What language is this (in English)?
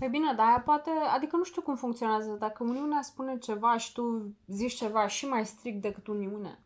Romanian